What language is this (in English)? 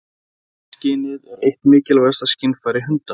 Icelandic